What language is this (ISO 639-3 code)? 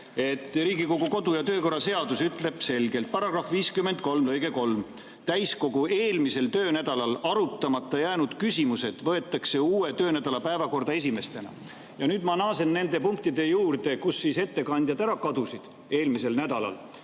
est